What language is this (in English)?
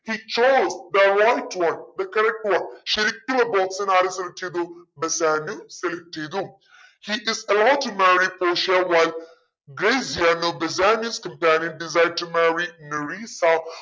Malayalam